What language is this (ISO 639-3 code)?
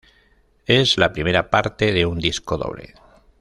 spa